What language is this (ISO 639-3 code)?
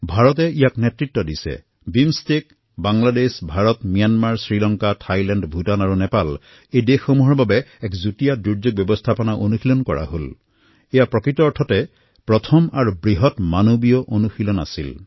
asm